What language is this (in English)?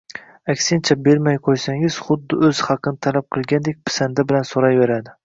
Uzbek